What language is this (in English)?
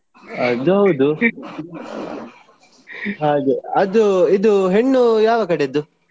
Kannada